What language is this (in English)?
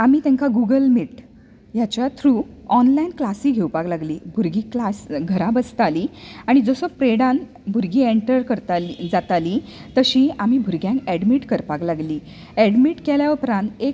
Konkani